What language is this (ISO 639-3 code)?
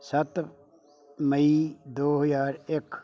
pan